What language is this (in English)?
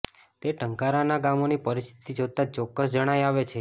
Gujarati